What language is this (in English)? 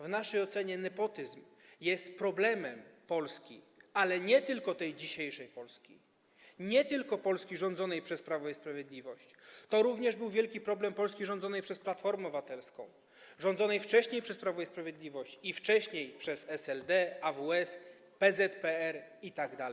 Polish